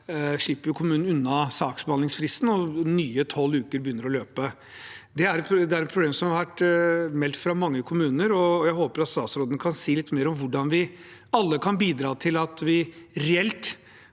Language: Norwegian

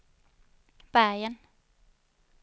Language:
Swedish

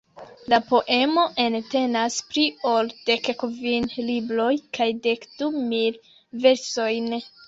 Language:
Esperanto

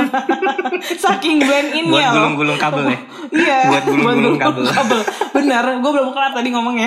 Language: Indonesian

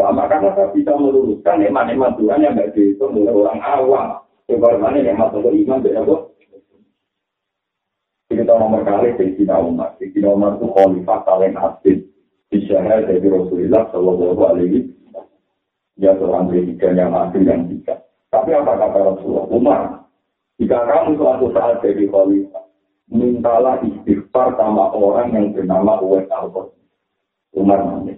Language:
Malay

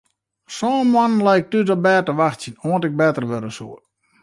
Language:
Western Frisian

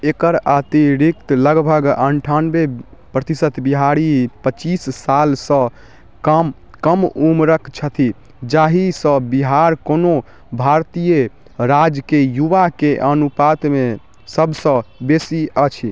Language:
Maithili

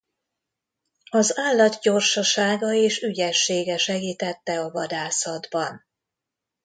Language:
Hungarian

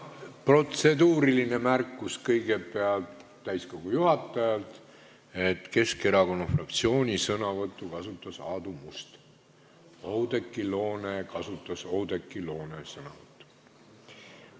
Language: Estonian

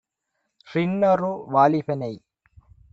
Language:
Tamil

